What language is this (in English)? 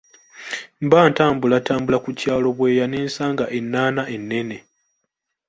Ganda